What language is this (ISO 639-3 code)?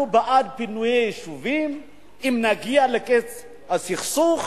heb